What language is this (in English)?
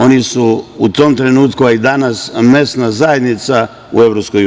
Serbian